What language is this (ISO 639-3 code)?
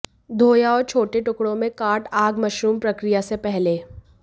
hin